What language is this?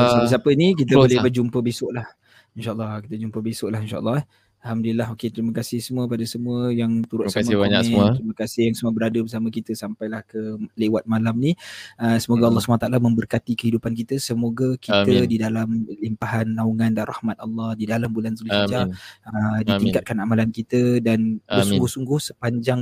Malay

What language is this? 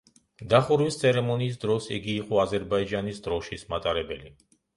Georgian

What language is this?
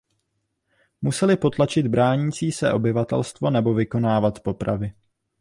Czech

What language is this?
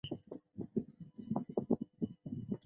Chinese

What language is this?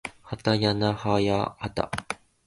Japanese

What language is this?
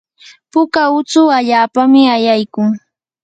Yanahuanca Pasco Quechua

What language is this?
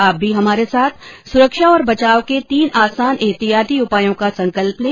Hindi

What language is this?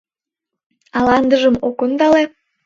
Mari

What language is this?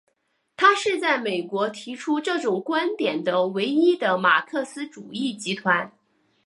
Chinese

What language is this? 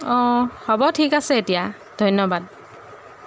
Assamese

